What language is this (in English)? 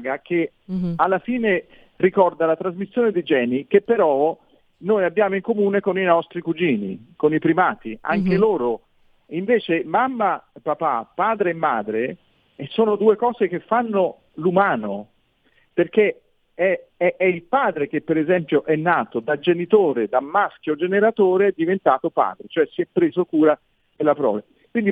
Italian